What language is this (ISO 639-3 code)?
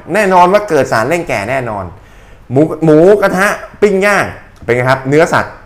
tha